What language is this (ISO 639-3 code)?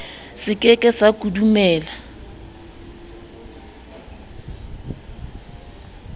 sot